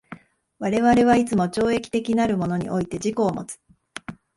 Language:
Japanese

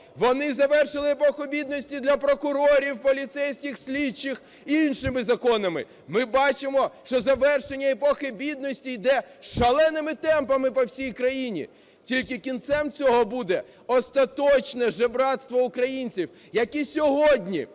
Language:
Ukrainian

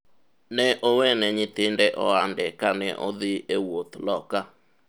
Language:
Luo (Kenya and Tanzania)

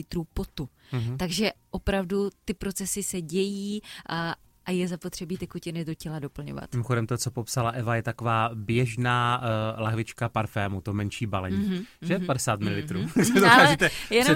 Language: Czech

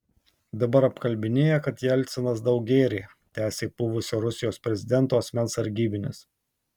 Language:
Lithuanian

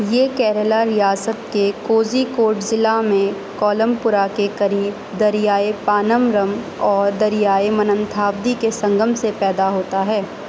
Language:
Urdu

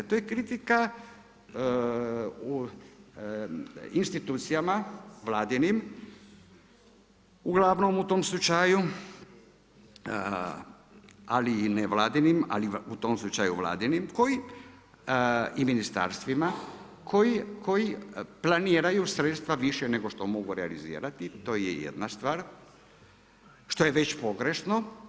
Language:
Croatian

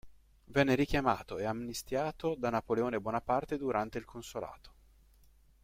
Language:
Italian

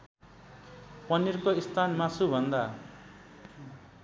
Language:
Nepali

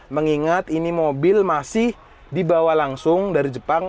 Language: Indonesian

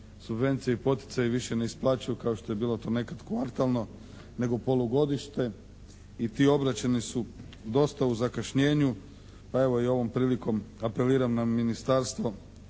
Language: Croatian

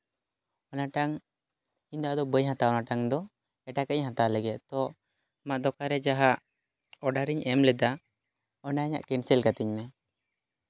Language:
Santali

